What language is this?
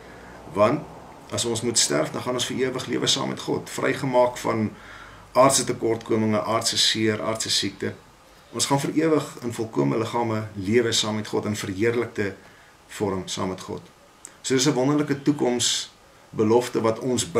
Dutch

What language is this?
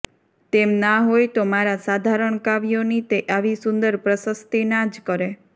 Gujarati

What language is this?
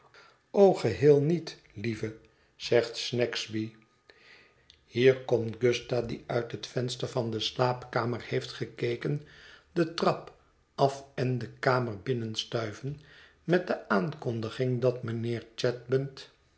Dutch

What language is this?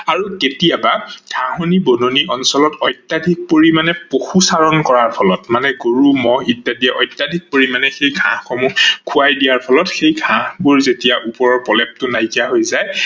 Assamese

